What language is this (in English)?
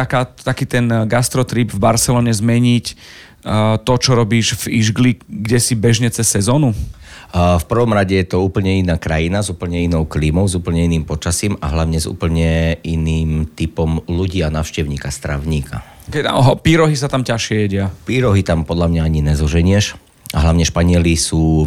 Slovak